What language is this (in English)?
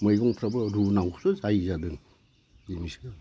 Bodo